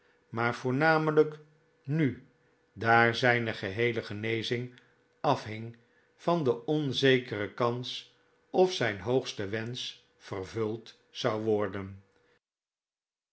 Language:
Dutch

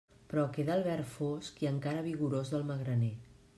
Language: Catalan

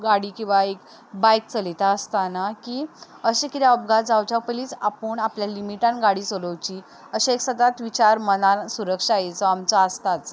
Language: Konkani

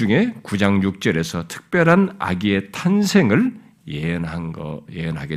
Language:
Korean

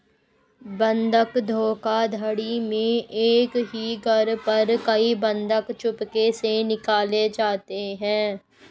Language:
Hindi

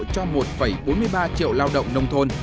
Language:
Vietnamese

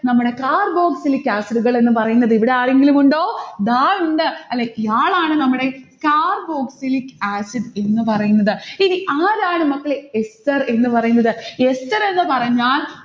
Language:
Malayalam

